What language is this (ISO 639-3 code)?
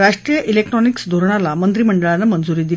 mar